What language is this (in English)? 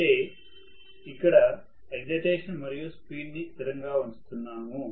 Telugu